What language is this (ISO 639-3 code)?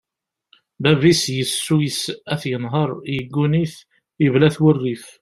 kab